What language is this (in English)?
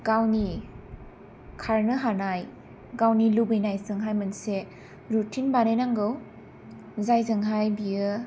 Bodo